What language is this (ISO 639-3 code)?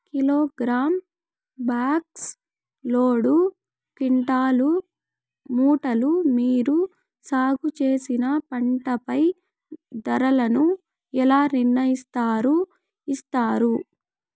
tel